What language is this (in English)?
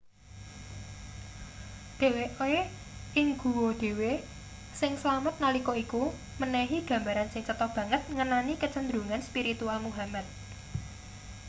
Javanese